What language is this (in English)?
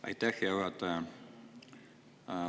Estonian